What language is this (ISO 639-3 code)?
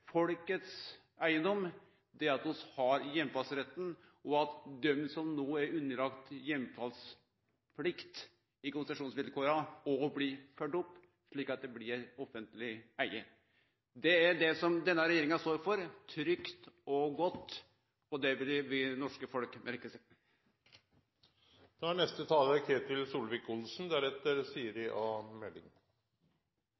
nno